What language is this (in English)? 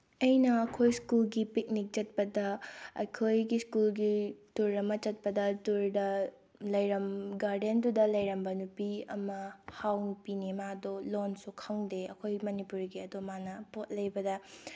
Manipuri